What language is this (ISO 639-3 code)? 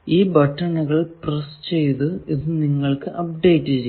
mal